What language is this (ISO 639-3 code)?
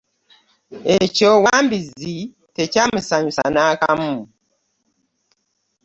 lug